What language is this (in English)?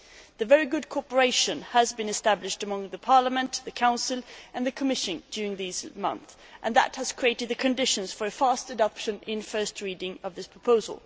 English